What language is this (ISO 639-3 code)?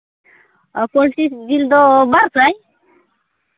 sat